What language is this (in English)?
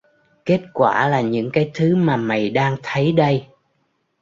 Vietnamese